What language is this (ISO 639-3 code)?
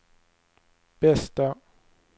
swe